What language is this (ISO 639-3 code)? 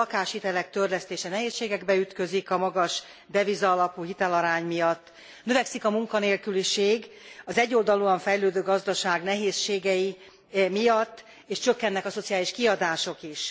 hun